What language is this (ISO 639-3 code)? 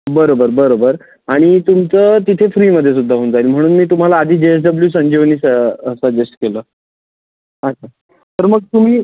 mar